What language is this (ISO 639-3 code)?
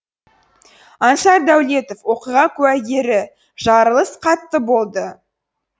kaz